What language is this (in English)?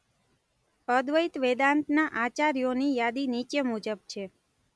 Gujarati